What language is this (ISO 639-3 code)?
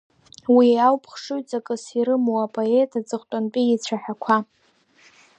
abk